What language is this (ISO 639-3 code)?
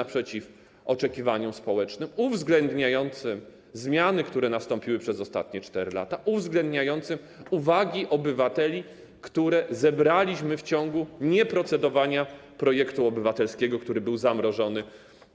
pol